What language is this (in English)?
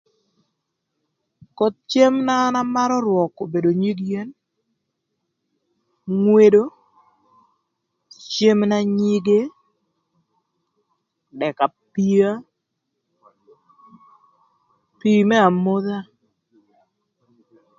Thur